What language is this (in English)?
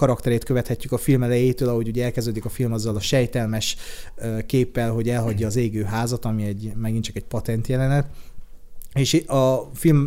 Hungarian